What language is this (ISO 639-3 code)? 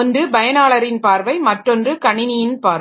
tam